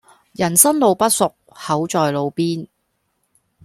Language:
Cantonese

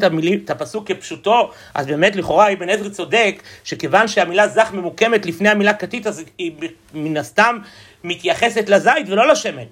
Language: Hebrew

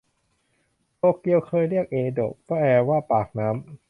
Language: Thai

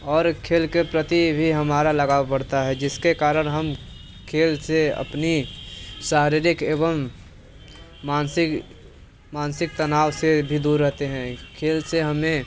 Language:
Hindi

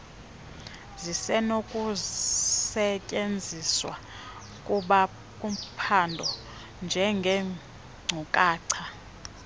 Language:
Xhosa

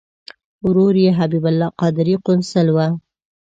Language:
Pashto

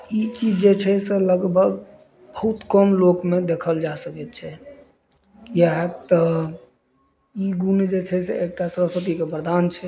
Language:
Maithili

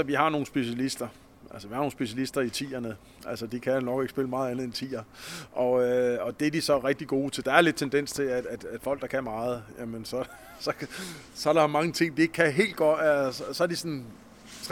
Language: Danish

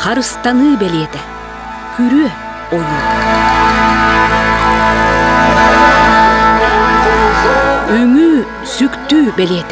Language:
Turkish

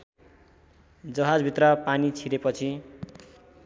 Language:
Nepali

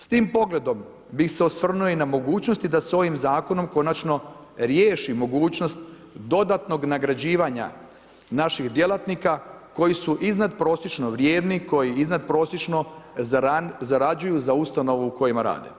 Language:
Croatian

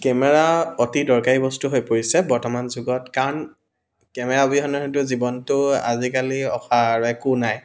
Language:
Assamese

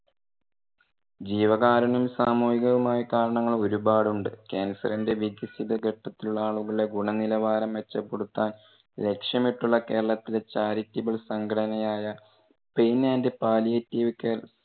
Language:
Malayalam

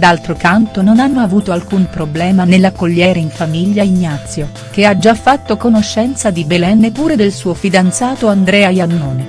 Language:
Italian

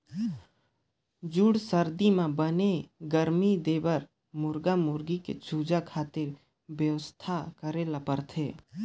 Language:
Chhattisgarhi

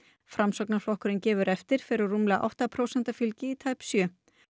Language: Icelandic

